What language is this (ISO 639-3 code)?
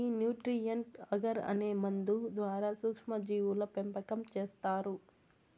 tel